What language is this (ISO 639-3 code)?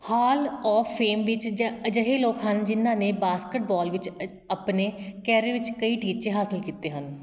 pan